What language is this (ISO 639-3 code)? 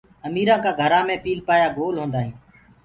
ggg